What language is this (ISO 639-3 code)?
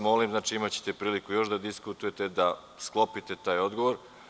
srp